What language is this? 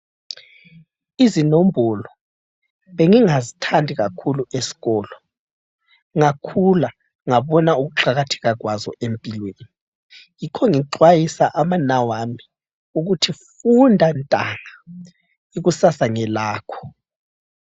North Ndebele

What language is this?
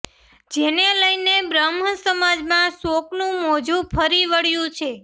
Gujarati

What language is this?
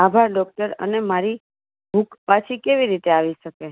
Gujarati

